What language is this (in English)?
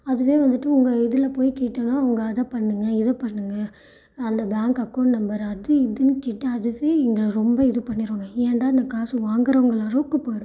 Tamil